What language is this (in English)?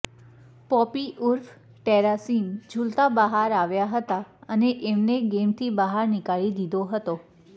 Gujarati